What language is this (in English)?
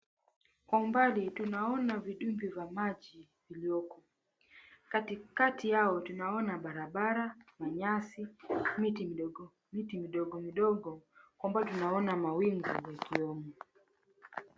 Swahili